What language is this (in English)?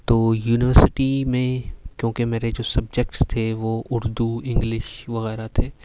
Urdu